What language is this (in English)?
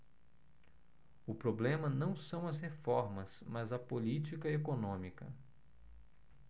Portuguese